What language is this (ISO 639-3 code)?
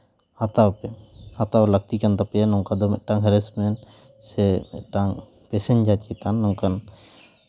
sat